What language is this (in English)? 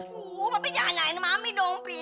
Indonesian